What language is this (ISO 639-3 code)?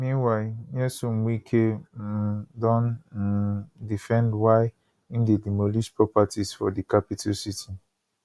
pcm